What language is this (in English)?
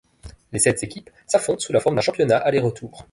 French